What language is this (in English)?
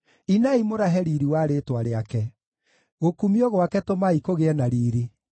Kikuyu